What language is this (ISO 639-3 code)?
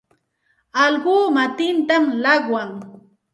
qxt